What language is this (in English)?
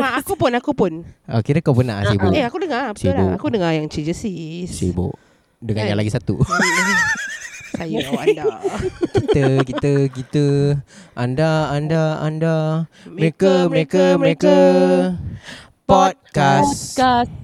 Malay